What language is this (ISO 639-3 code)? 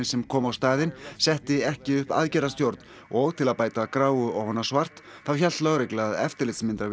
isl